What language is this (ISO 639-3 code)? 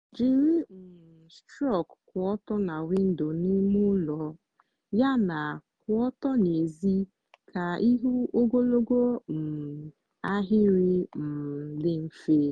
ibo